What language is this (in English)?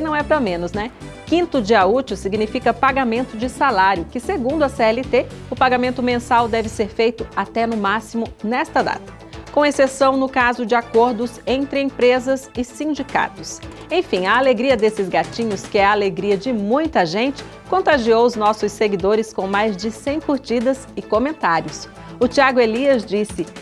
Portuguese